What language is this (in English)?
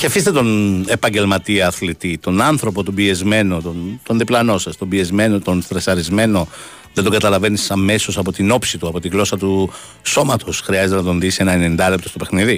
Greek